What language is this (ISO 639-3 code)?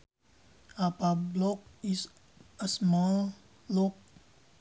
sun